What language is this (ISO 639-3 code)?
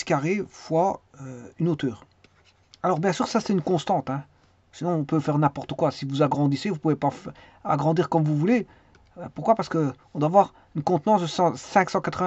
fra